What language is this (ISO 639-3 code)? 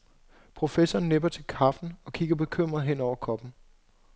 dan